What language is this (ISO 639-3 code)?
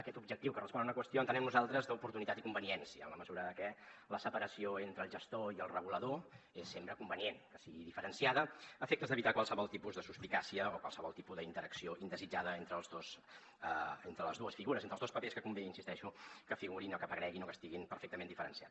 cat